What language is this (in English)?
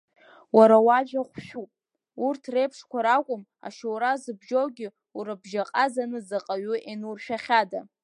Abkhazian